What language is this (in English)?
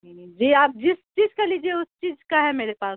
Urdu